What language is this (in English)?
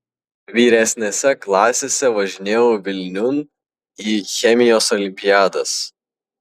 Lithuanian